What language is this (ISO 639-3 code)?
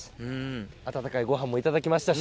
jpn